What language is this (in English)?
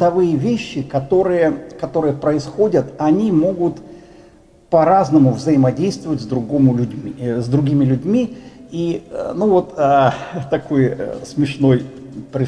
Russian